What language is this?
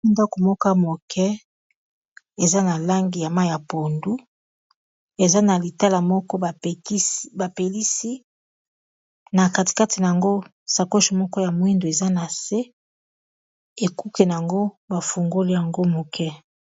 Lingala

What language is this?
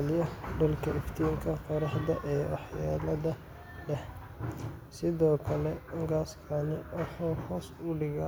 Somali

